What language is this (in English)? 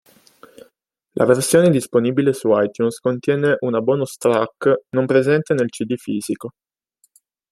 Italian